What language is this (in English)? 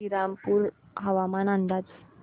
Marathi